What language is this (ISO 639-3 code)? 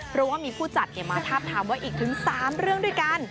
tha